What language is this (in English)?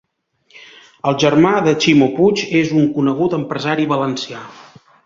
Catalan